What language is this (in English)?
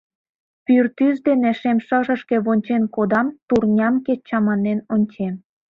Mari